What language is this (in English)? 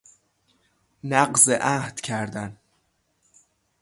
Persian